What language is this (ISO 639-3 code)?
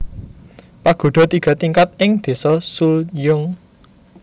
jav